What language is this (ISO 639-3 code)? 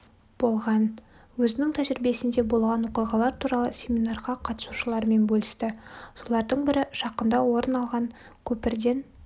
kaz